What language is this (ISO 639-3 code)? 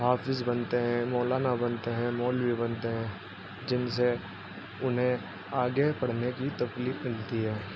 urd